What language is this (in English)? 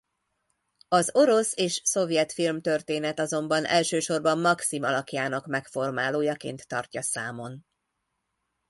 Hungarian